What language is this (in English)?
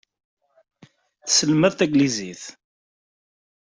Kabyle